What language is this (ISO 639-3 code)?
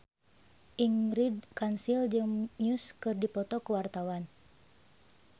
sun